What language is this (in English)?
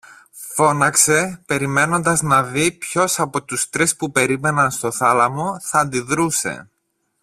Greek